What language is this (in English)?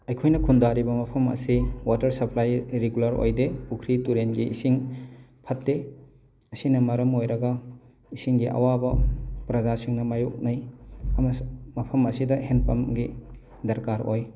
Manipuri